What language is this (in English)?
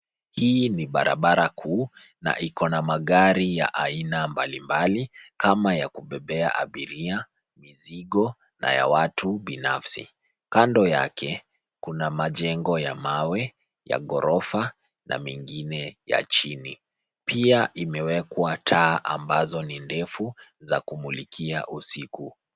Swahili